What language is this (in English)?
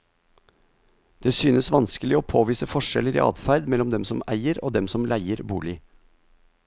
Norwegian